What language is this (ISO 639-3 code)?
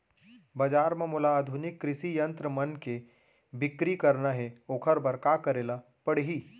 hne